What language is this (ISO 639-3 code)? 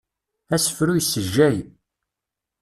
kab